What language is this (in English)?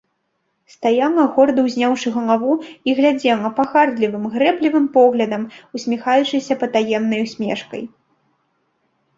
Belarusian